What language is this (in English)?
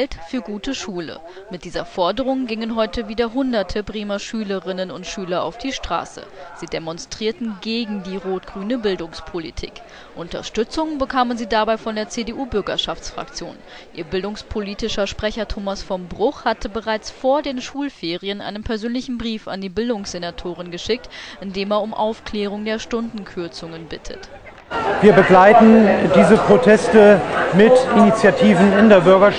German